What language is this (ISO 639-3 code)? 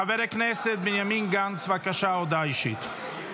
heb